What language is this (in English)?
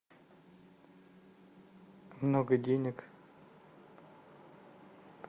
Russian